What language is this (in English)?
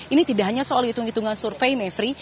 Indonesian